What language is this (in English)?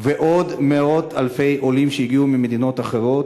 Hebrew